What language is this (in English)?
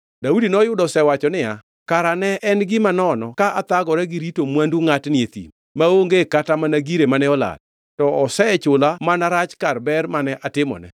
Luo (Kenya and Tanzania)